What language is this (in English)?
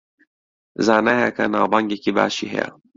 Central Kurdish